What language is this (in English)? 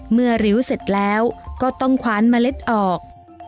Thai